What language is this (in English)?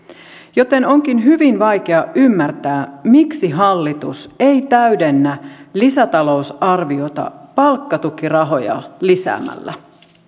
Finnish